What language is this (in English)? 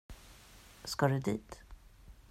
Swedish